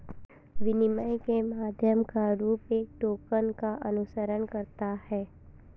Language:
Hindi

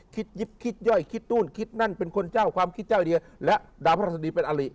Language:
Thai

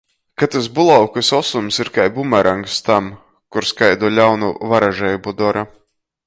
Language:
Latgalian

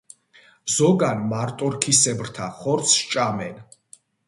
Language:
Georgian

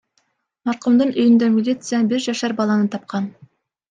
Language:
Kyrgyz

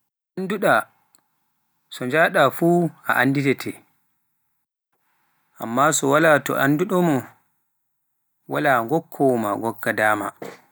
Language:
Pular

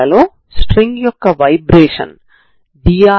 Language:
Telugu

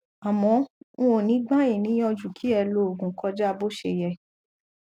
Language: Yoruba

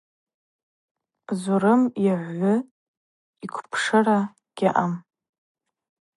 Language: Abaza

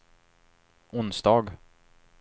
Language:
Swedish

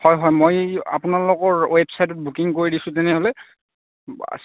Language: Assamese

